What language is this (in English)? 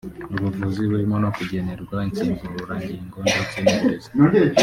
Kinyarwanda